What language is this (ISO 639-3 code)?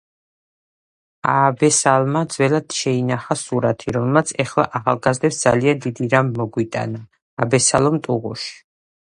kat